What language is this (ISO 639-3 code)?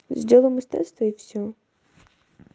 rus